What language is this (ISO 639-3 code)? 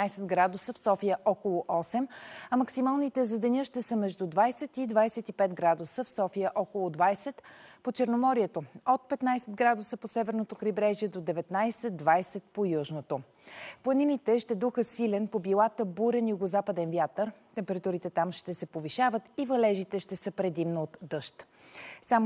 bul